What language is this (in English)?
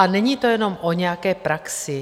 Czech